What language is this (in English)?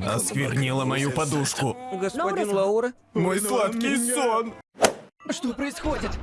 Russian